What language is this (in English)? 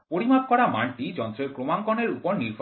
Bangla